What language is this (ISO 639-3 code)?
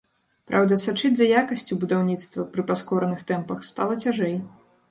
bel